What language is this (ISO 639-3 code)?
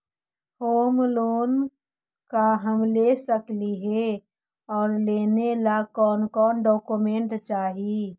mag